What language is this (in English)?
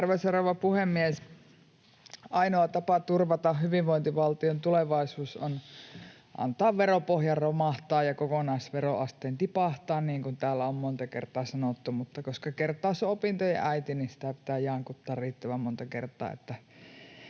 Finnish